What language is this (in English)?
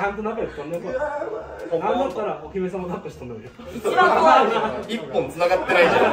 Japanese